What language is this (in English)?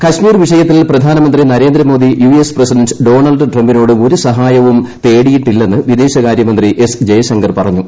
Malayalam